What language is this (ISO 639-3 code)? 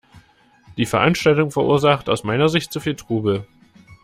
deu